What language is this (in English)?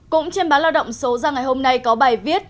Vietnamese